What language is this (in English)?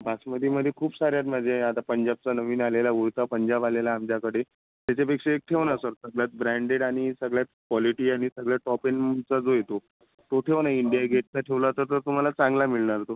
Marathi